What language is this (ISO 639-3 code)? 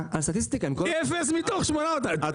heb